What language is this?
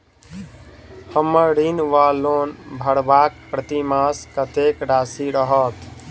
Maithili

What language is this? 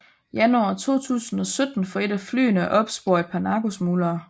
Danish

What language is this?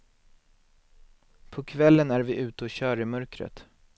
Swedish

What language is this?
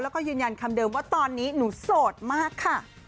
Thai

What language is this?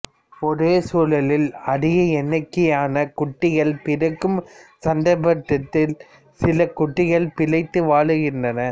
Tamil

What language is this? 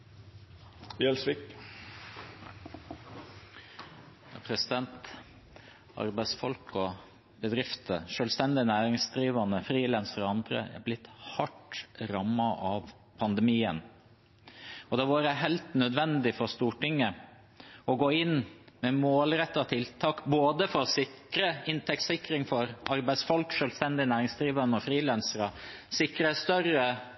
Norwegian Bokmål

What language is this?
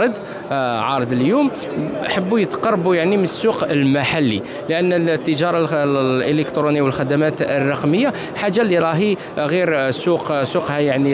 Arabic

